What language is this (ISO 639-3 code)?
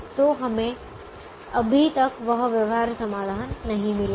hin